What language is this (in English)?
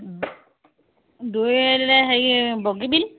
Assamese